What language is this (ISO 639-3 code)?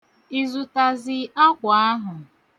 ibo